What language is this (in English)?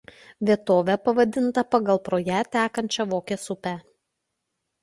Lithuanian